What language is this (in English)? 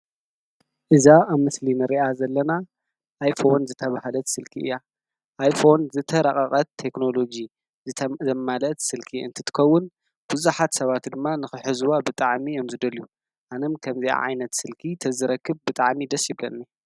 Tigrinya